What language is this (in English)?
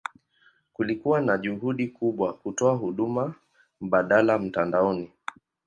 Swahili